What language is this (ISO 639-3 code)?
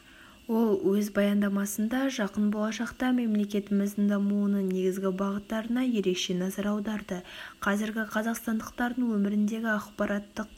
kaz